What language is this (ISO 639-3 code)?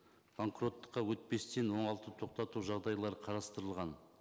kaz